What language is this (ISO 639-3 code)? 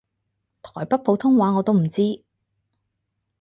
yue